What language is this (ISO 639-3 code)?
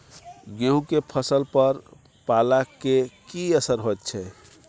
mai